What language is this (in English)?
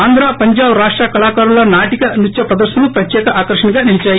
Telugu